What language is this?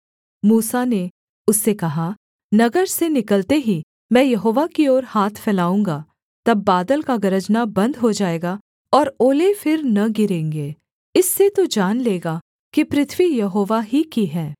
Hindi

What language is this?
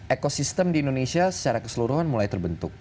Indonesian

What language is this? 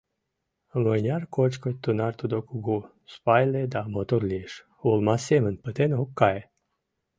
Mari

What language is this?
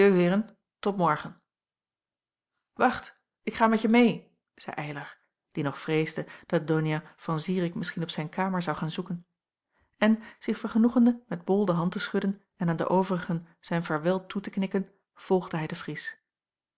Dutch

